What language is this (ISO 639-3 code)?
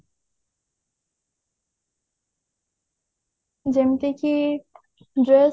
ori